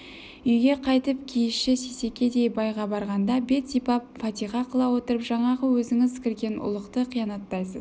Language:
Kazakh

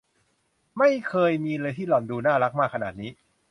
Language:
Thai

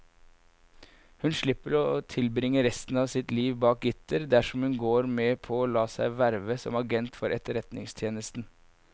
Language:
Norwegian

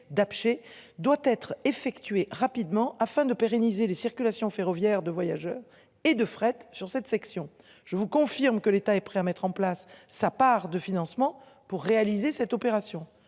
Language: French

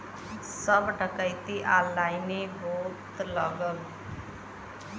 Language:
Bhojpuri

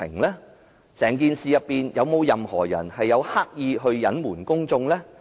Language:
Cantonese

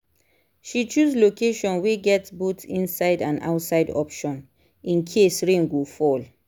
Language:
Nigerian Pidgin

